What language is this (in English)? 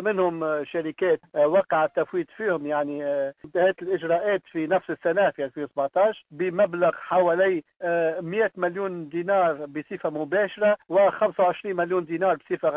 Arabic